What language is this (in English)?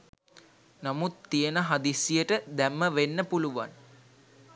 Sinhala